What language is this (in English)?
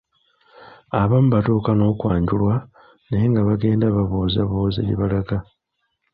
Ganda